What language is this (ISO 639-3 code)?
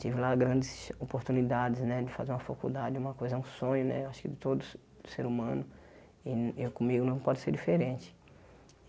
por